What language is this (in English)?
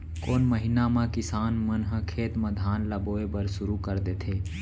Chhattisgarhi